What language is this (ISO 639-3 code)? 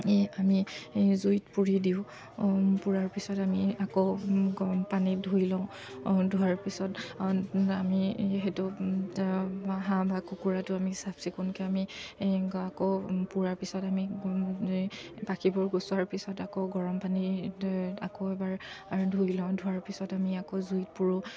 asm